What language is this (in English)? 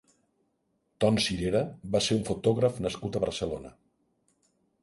Catalan